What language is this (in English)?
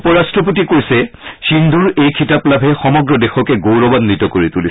Assamese